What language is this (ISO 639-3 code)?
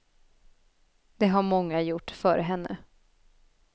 swe